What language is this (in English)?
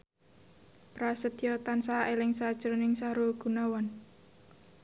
Javanese